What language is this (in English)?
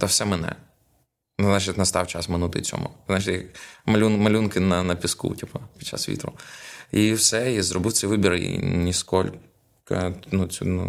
Ukrainian